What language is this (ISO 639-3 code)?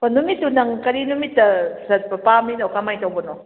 mni